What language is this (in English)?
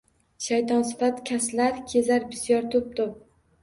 Uzbek